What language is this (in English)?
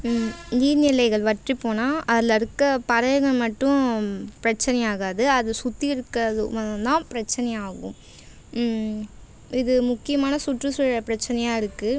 Tamil